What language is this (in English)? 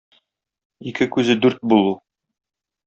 Tatar